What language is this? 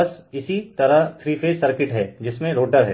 Hindi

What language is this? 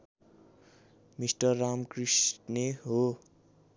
Nepali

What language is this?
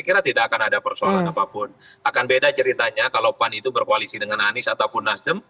Indonesian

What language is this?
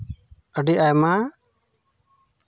Santali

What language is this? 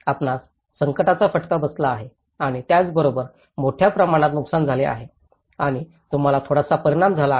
Marathi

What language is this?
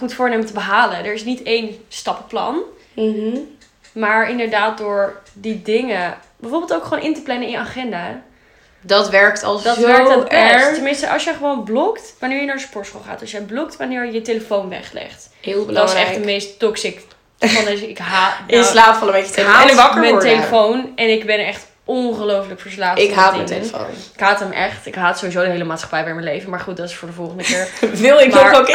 Dutch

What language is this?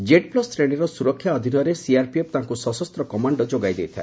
Odia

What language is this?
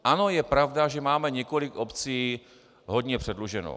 Czech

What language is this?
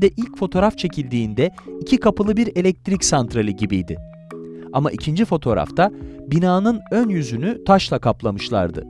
Turkish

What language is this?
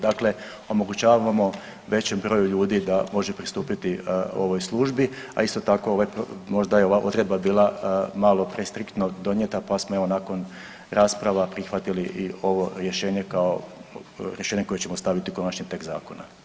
Croatian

